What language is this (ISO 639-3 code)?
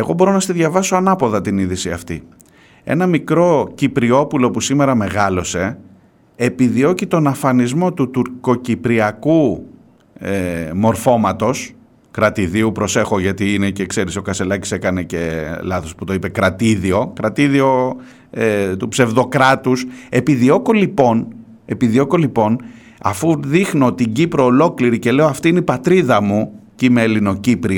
ell